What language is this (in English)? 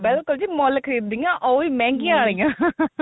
Punjabi